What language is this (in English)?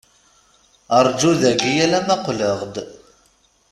Kabyle